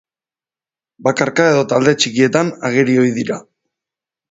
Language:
Basque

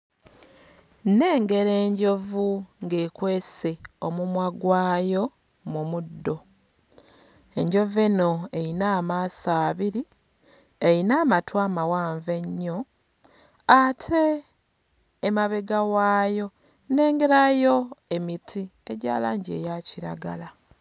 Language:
Ganda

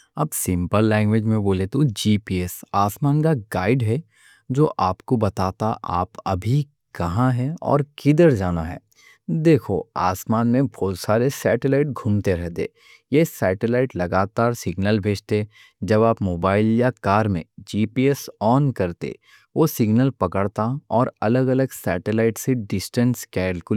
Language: Deccan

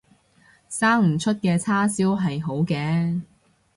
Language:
Cantonese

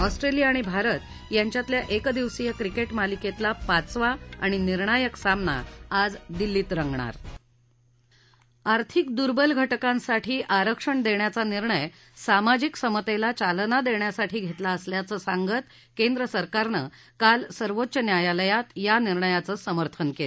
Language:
Marathi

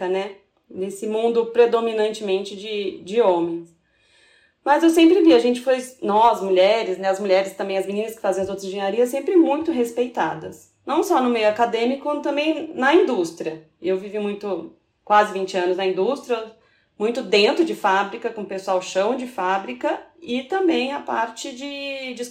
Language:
Portuguese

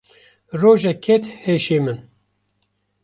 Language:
Kurdish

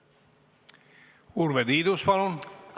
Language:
Estonian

